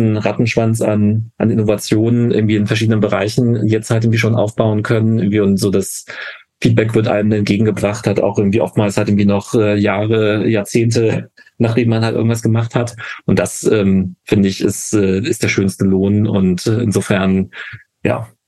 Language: German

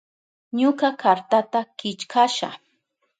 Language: Southern Pastaza Quechua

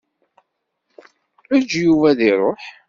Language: Kabyle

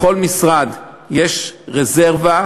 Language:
Hebrew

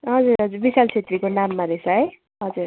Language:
Nepali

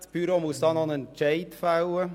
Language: Swiss German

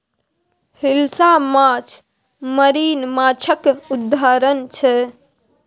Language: Maithili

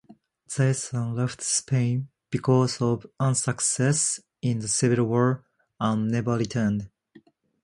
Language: English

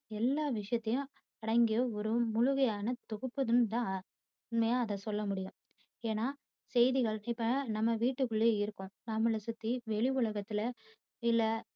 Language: Tamil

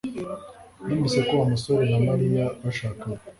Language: Kinyarwanda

